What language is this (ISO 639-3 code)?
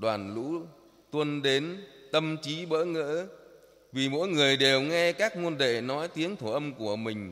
vie